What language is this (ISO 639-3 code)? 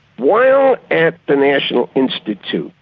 eng